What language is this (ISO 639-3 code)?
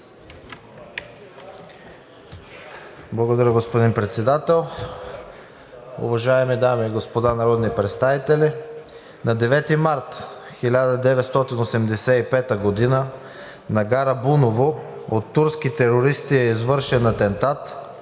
bul